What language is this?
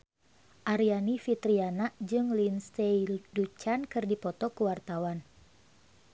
Sundanese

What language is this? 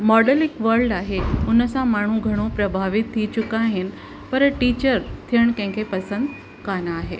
Sindhi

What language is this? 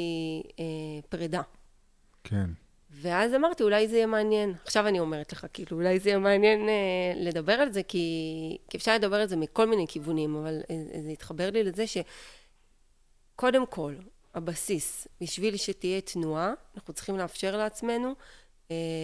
Hebrew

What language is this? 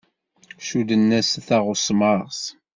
Kabyle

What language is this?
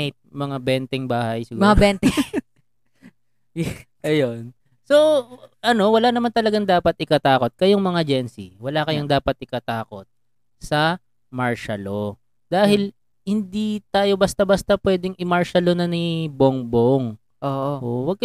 Filipino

